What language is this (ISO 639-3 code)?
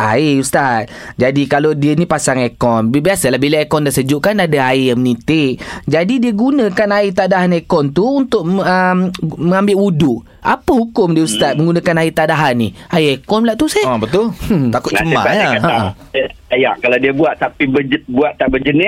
msa